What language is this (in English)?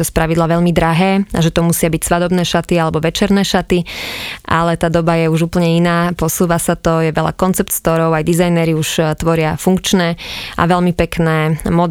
Slovak